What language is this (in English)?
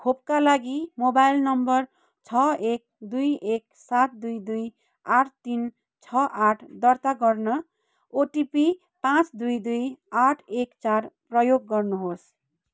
Nepali